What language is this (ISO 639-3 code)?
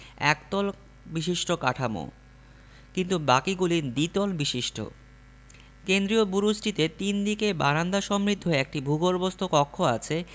ben